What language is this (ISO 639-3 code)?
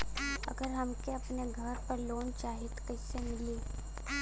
bho